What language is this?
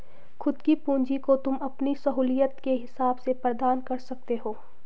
Hindi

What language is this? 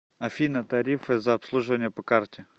Russian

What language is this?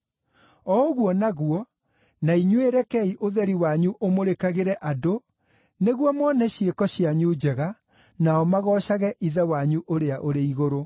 Kikuyu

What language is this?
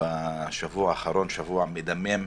Hebrew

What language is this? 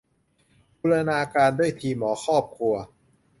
Thai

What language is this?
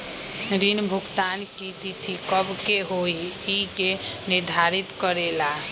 Magahi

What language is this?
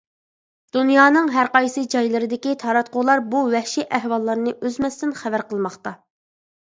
Uyghur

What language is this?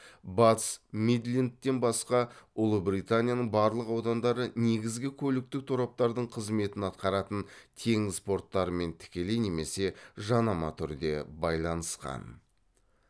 Kazakh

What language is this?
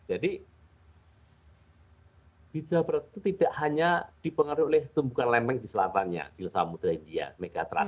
Indonesian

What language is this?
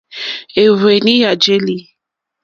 Mokpwe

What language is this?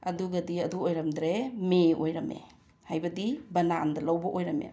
Manipuri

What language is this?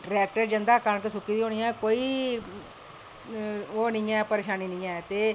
Dogri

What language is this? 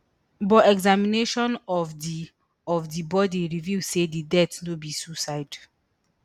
Nigerian Pidgin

